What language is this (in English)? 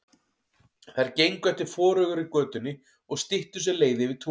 Icelandic